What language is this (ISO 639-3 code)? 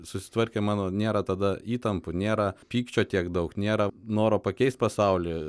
lit